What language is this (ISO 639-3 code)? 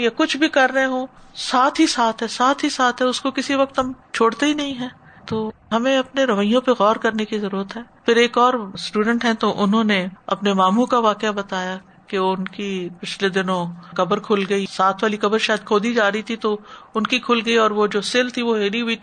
urd